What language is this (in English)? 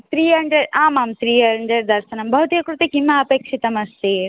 Sanskrit